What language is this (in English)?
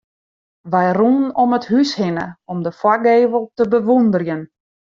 Western Frisian